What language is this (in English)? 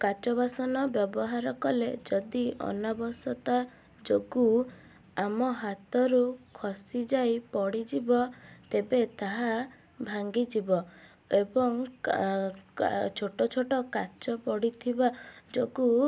Odia